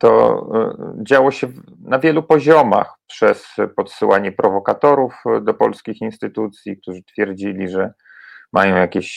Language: Polish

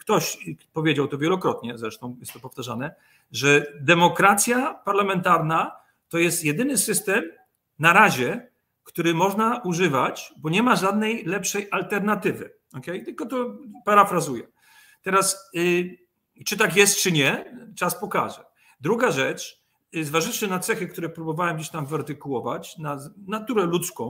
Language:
Polish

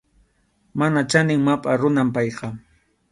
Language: Arequipa-La Unión Quechua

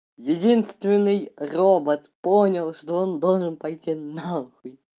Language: Russian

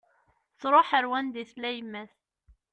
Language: Kabyle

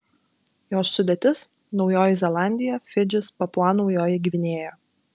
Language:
Lithuanian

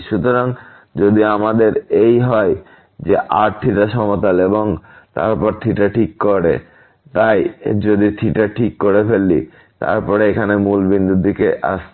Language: Bangla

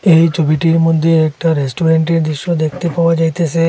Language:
Bangla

